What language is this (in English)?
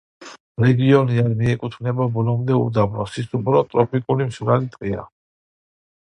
Georgian